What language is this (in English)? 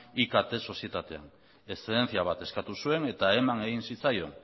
Basque